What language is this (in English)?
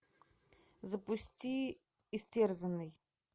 Russian